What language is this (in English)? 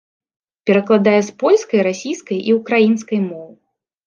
Belarusian